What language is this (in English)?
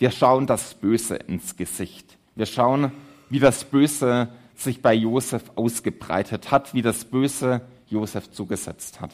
German